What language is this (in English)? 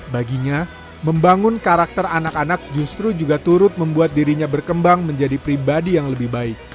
Indonesian